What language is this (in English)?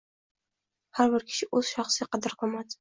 Uzbek